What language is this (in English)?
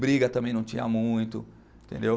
Portuguese